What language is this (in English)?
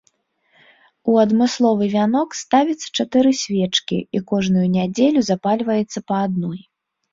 Belarusian